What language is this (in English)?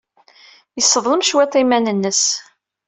Kabyle